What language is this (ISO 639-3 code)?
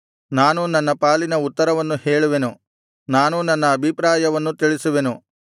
kan